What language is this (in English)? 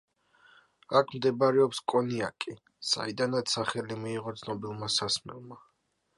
Georgian